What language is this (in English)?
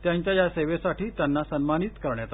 Marathi